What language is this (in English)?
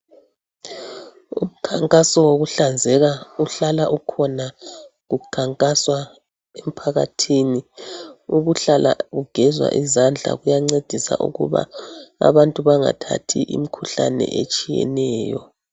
North Ndebele